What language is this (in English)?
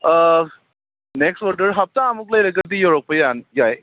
Manipuri